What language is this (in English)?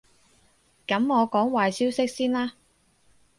Cantonese